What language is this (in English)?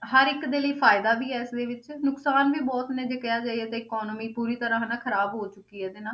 Punjabi